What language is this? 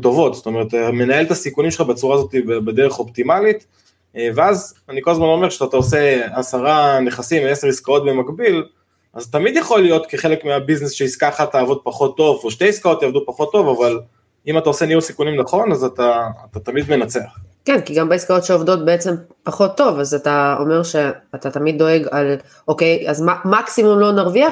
Hebrew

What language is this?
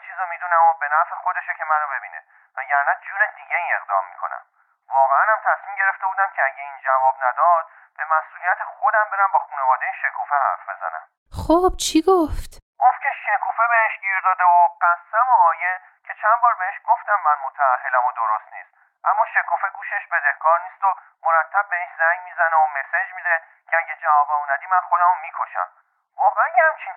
Persian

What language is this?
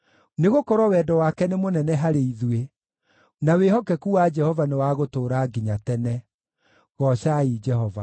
Kikuyu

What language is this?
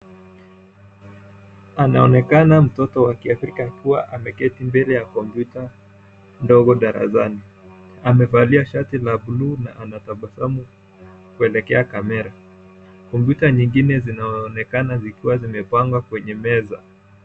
Swahili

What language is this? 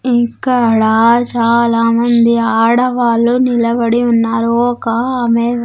Telugu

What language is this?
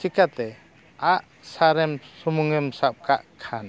Santali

